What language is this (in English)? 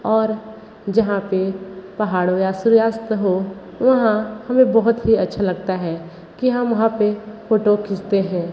Hindi